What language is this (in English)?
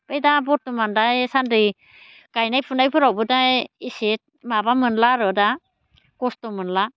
Bodo